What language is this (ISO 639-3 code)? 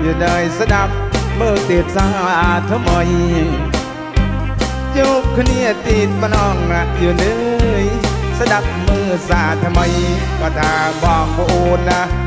tha